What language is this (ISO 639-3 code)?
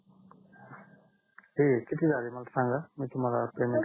mar